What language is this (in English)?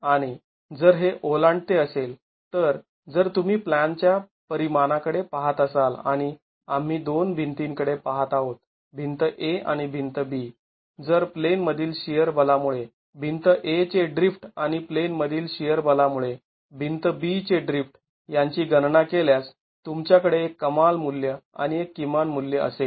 Marathi